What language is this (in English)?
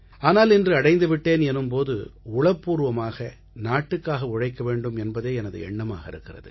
Tamil